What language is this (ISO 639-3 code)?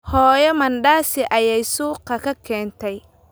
som